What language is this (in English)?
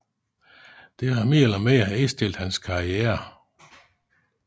Danish